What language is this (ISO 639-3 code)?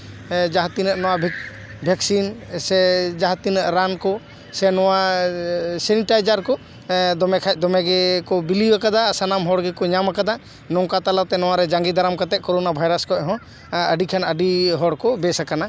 sat